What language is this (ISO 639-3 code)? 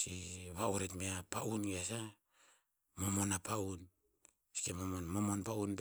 tpz